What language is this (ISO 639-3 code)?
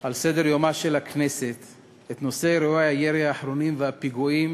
heb